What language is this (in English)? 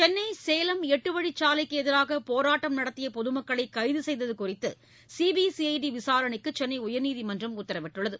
Tamil